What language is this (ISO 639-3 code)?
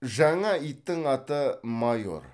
kaz